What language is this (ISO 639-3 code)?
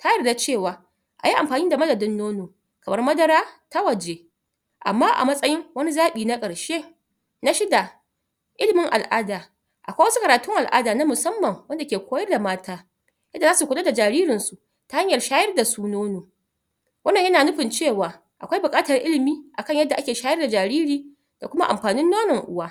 hau